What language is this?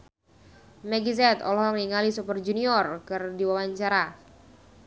Sundanese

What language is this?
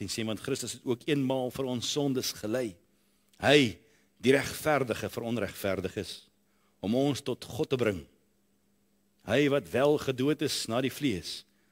Dutch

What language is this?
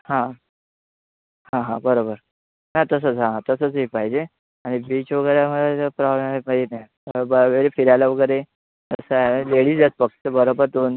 Marathi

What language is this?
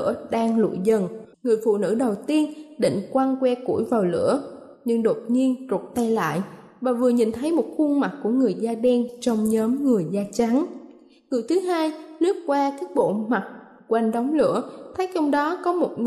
Vietnamese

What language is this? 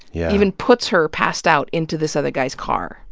English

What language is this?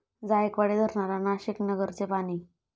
Marathi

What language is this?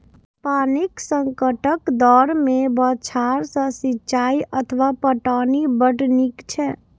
Maithili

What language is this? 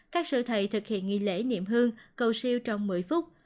Vietnamese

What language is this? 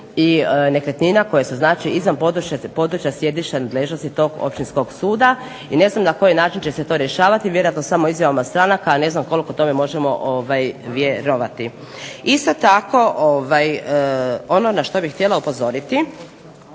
Croatian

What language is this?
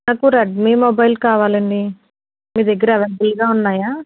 Telugu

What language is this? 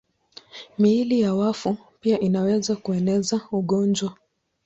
Swahili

